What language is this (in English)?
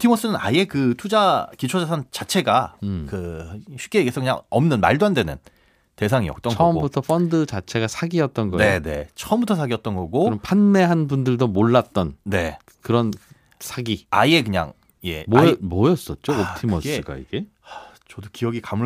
Korean